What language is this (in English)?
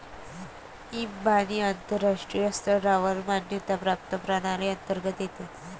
Marathi